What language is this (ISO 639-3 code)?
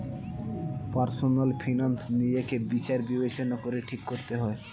ben